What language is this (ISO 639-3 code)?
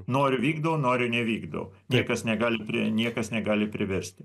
lit